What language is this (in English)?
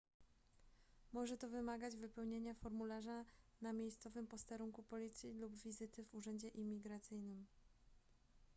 Polish